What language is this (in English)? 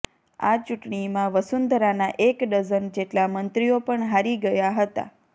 Gujarati